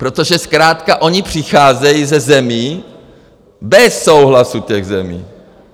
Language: Czech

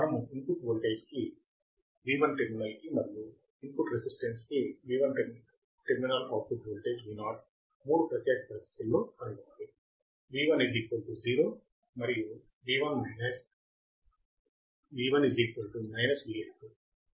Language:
Telugu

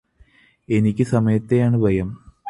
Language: Malayalam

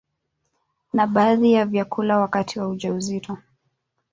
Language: Swahili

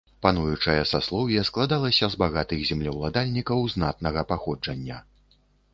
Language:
Belarusian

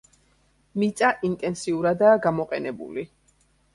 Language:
Georgian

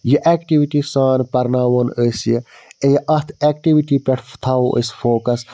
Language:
Kashmiri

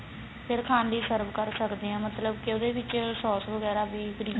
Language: Punjabi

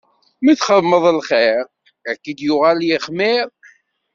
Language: Kabyle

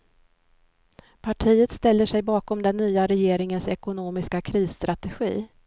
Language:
Swedish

